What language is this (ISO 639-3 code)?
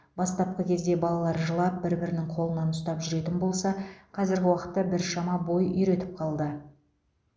kaz